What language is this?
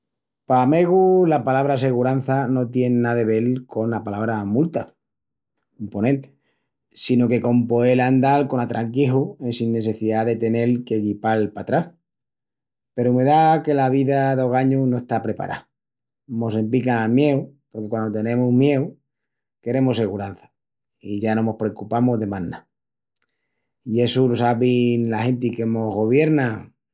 Extremaduran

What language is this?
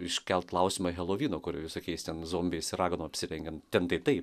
Lithuanian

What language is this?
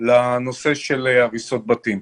Hebrew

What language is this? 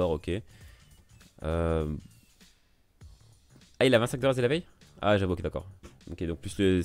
French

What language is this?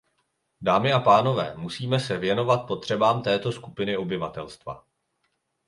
Czech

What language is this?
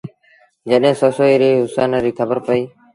Sindhi Bhil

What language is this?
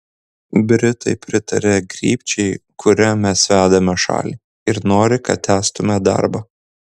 Lithuanian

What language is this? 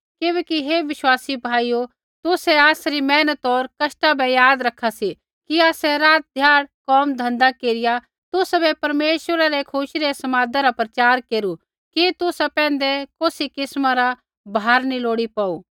Kullu Pahari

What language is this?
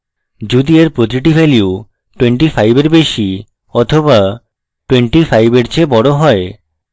Bangla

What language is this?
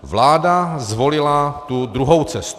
Czech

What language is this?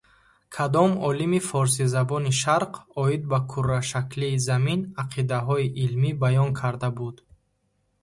Tajik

